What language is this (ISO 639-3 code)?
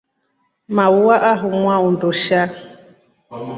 rof